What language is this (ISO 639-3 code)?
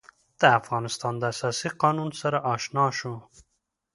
pus